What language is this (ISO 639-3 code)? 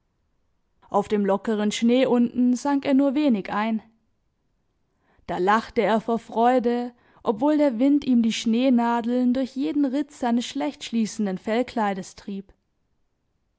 deu